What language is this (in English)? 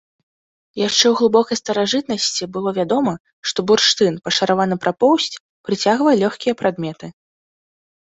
Belarusian